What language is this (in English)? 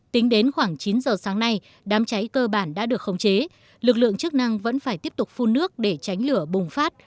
Vietnamese